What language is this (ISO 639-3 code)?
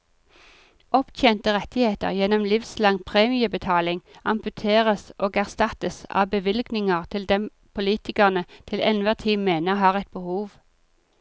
nor